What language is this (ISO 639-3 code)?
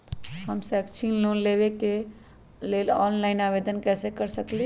mag